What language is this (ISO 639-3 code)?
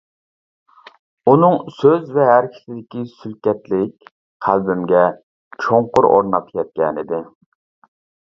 uig